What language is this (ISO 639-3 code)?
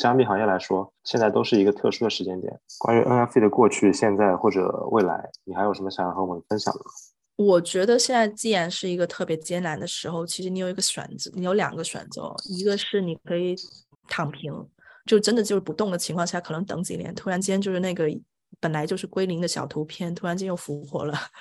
zho